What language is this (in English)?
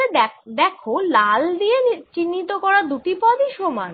Bangla